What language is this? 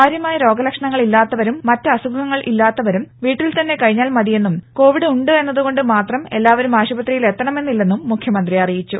Malayalam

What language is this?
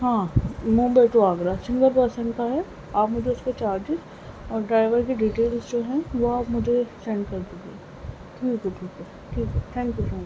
Urdu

